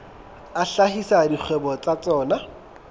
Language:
Southern Sotho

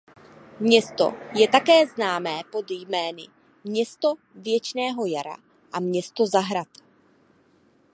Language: Czech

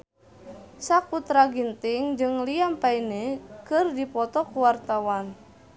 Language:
Sundanese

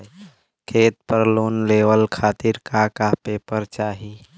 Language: Bhojpuri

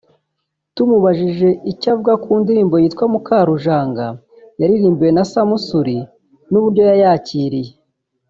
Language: Kinyarwanda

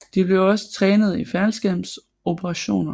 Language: Danish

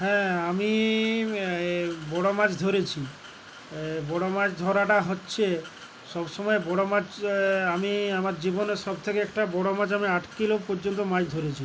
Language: Bangla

